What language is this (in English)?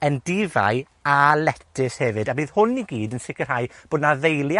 Welsh